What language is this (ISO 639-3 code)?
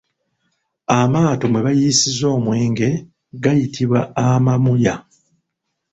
lug